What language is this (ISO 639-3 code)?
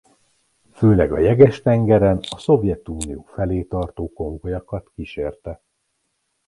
hun